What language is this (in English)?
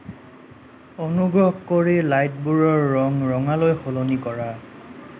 Assamese